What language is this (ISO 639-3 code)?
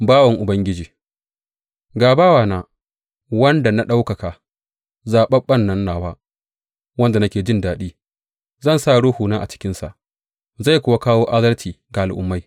hau